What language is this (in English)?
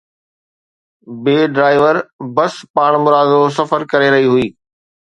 Sindhi